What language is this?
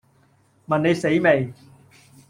Cantonese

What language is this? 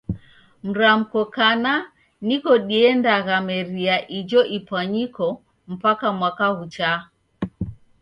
Taita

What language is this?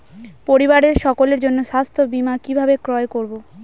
Bangla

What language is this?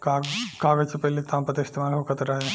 Bhojpuri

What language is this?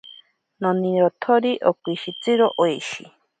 Ashéninka Perené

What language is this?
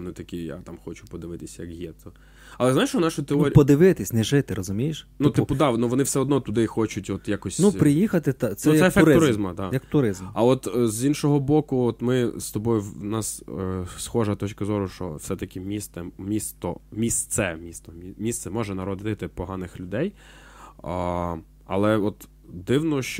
Ukrainian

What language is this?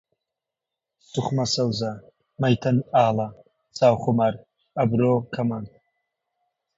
Central Kurdish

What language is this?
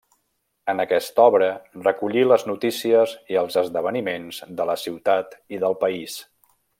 Catalan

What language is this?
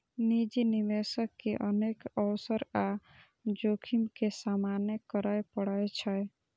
Maithili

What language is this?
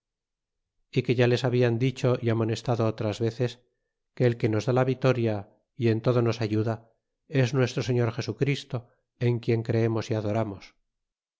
Spanish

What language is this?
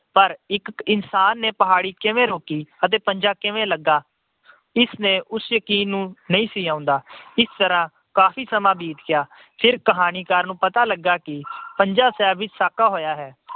Punjabi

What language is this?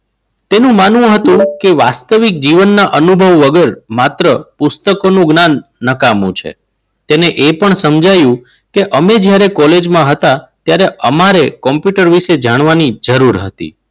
Gujarati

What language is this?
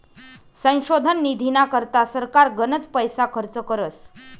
Marathi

